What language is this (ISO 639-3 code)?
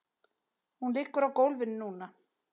isl